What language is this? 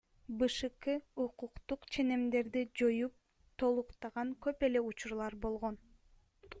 Kyrgyz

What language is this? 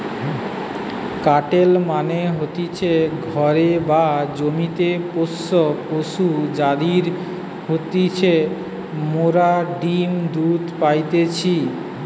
Bangla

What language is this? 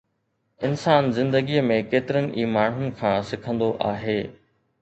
Sindhi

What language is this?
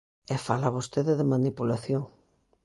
Galician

